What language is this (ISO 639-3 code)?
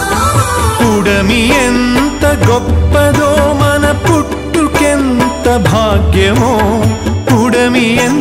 ron